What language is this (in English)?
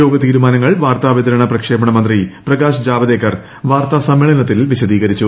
Malayalam